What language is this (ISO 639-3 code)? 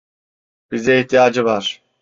tur